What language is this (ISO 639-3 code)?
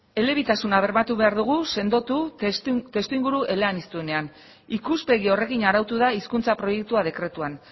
eus